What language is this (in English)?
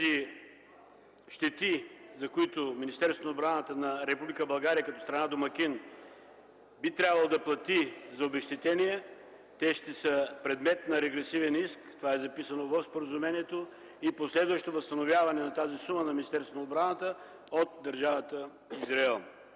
Bulgarian